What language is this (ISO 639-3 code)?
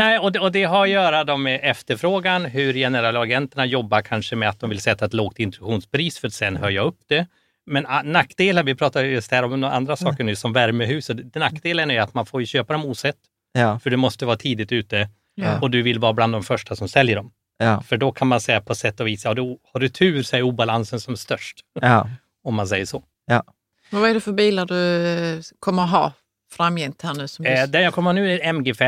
swe